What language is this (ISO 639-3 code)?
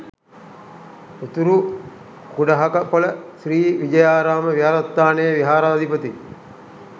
sin